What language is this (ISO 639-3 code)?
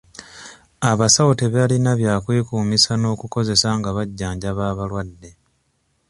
lug